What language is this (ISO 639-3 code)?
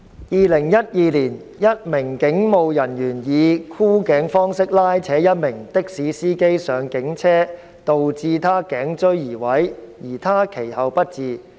yue